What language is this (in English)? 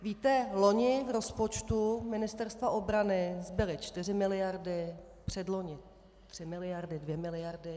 Czech